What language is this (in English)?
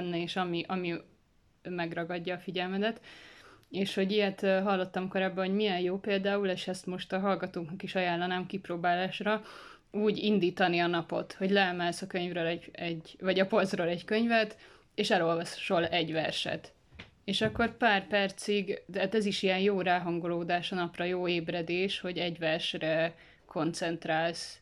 Hungarian